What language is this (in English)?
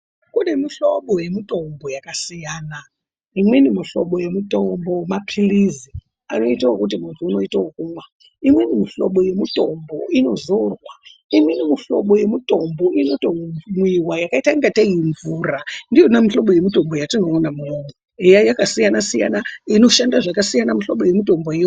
Ndau